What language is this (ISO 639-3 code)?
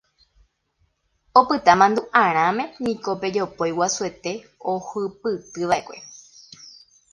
grn